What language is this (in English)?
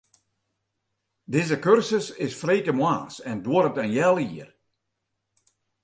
Western Frisian